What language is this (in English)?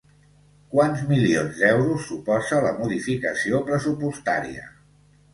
Catalan